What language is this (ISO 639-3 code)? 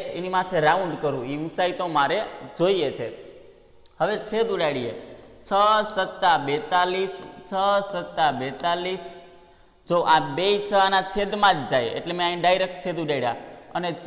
hin